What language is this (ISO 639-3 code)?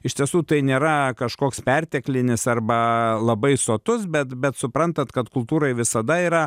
lit